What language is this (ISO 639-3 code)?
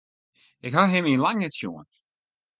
fry